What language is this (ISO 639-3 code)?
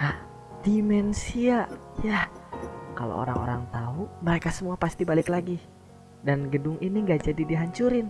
ind